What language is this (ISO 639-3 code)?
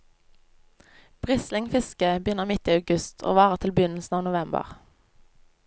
nor